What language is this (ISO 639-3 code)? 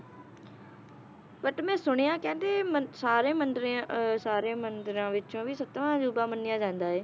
pan